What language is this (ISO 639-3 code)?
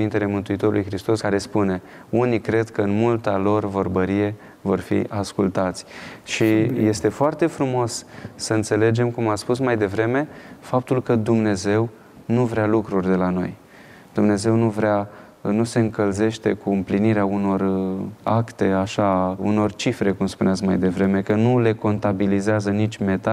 ron